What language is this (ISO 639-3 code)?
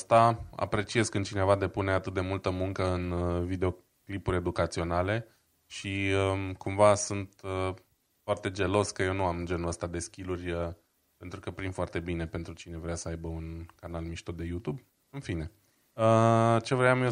ron